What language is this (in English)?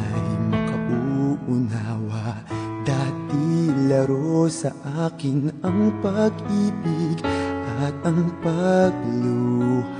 Indonesian